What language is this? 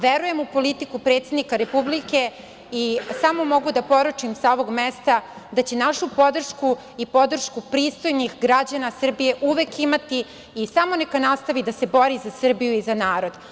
Serbian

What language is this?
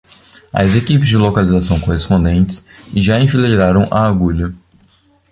Portuguese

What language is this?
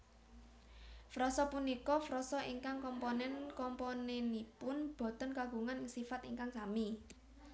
Javanese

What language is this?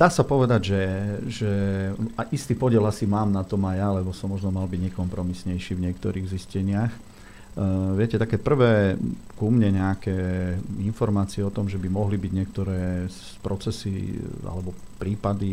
Slovak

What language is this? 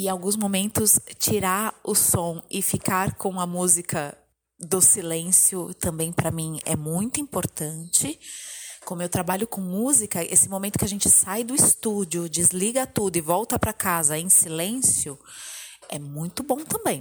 Portuguese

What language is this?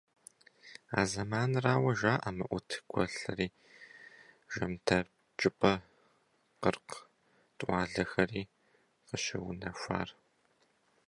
Kabardian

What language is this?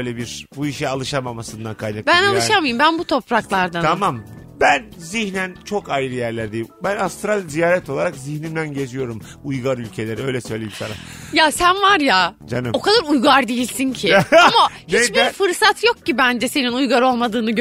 Turkish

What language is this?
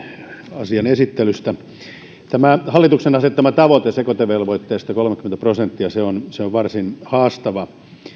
Finnish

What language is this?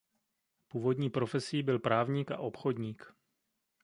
Czech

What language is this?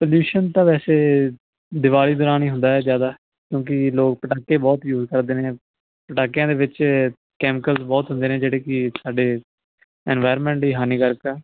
Punjabi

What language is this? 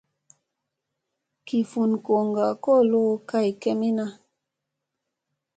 Musey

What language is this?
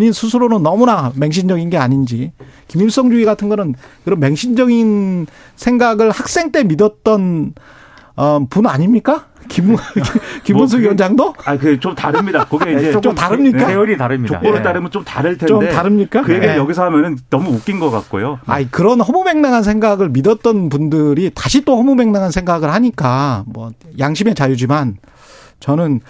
Korean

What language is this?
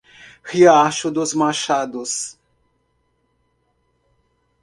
Portuguese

